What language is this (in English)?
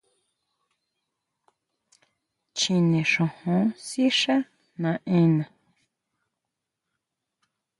Huautla Mazatec